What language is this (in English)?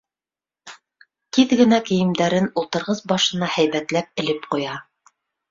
Bashkir